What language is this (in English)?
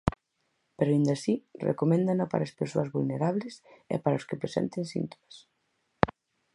Galician